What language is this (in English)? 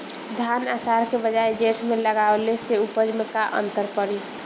Bhojpuri